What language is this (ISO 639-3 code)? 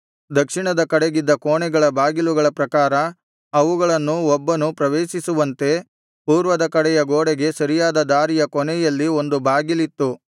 kan